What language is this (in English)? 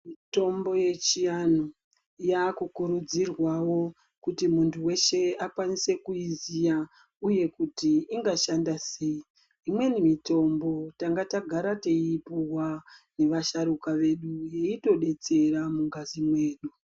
Ndau